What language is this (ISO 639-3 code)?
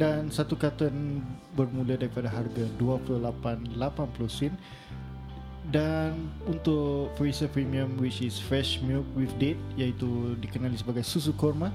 msa